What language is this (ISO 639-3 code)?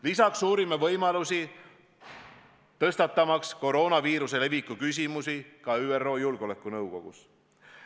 est